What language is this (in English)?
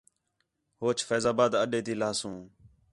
Khetrani